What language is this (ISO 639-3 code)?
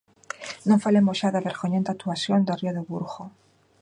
glg